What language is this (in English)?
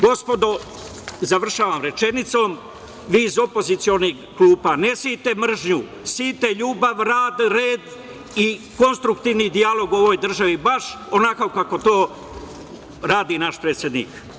Serbian